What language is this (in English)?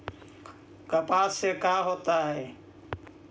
Magahi